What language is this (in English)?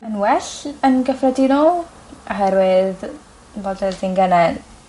Welsh